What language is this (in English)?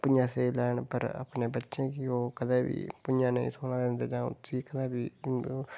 Dogri